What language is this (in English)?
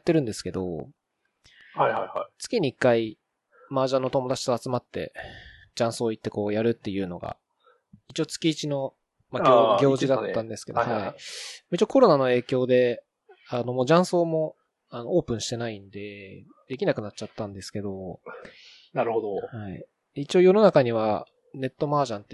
Japanese